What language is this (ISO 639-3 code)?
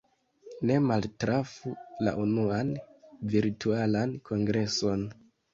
epo